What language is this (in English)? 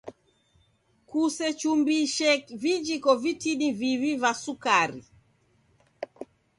Taita